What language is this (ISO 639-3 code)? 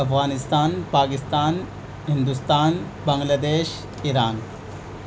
urd